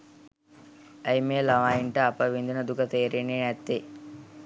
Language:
Sinhala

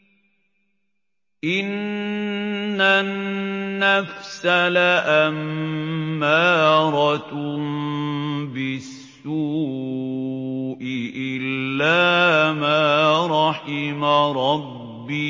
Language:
Arabic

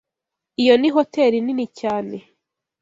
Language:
Kinyarwanda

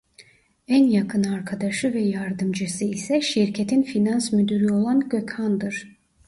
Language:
Turkish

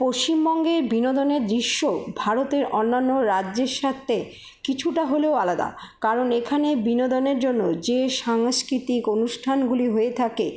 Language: Bangla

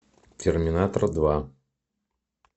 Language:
Russian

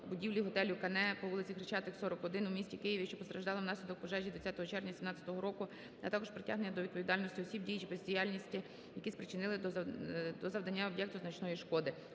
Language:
Ukrainian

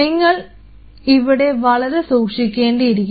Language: Malayalam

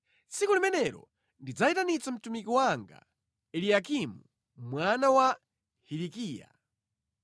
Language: Nyanja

